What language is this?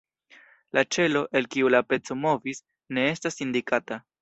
Esperanto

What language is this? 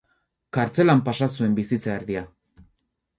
Basque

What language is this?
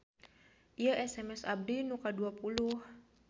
Sundanese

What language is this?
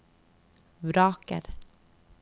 Norwegian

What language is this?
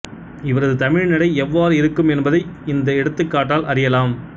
Tamil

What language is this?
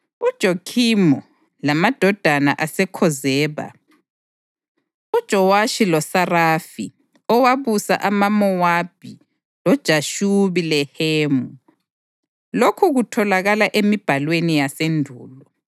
North Ndebele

